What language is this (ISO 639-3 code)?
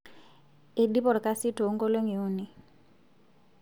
mas